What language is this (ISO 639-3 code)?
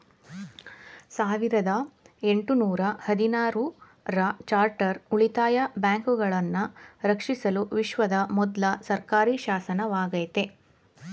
kan